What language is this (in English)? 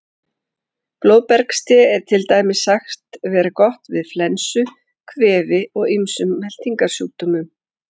Icelandic